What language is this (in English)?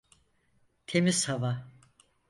Turkish